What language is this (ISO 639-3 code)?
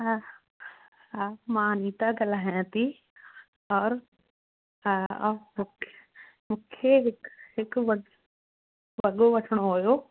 snd